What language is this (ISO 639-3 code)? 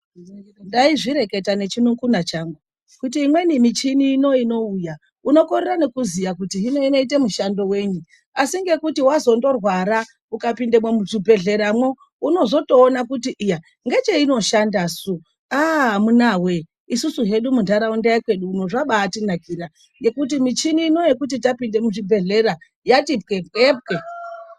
ndc